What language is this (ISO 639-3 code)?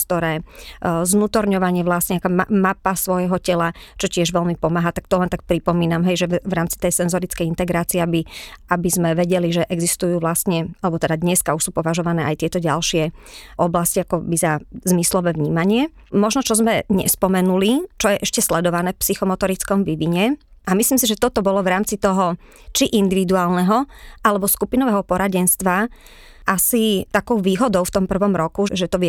slk